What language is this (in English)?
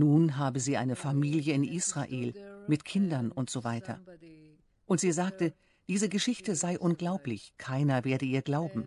German